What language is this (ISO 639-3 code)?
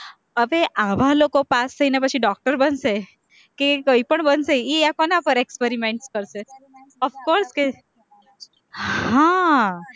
guj